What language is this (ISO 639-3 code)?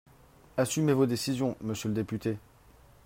fra